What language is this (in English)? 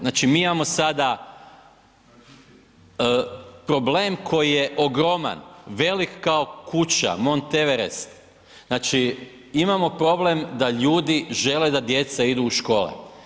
Croatian